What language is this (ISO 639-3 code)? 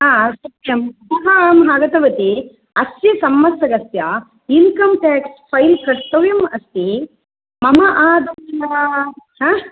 san